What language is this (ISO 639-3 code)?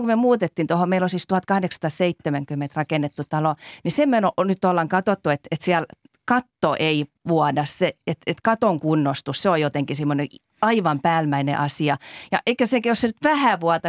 fin